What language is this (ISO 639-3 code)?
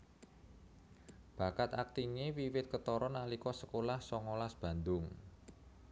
jav